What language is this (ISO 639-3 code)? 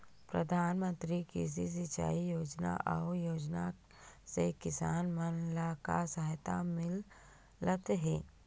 hne